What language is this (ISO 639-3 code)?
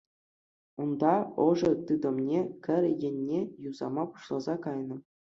chv